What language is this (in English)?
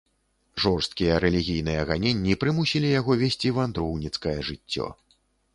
Belarusian